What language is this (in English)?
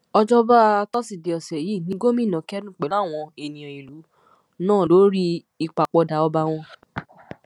Yoruba